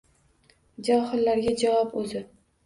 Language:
Uzbek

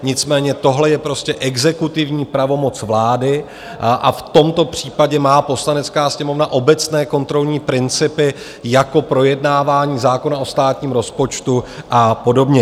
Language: Czech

